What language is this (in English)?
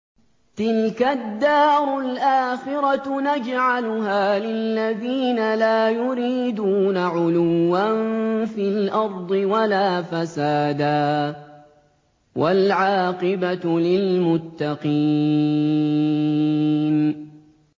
Arabic